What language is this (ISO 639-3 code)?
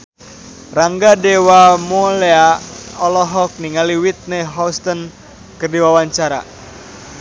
sun